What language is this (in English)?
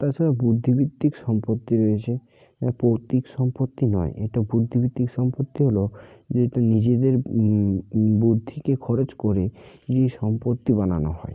Bangla